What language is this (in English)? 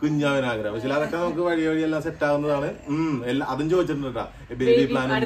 Malayalam